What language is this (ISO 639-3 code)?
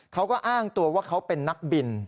tha